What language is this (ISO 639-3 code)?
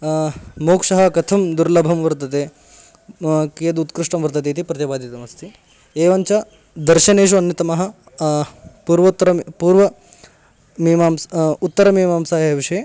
san